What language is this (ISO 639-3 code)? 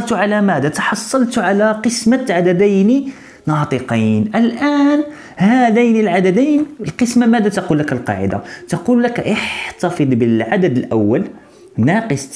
ara